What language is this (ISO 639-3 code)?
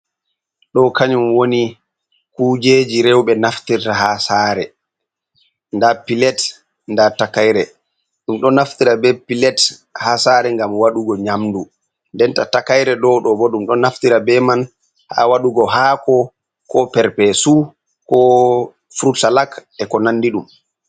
ful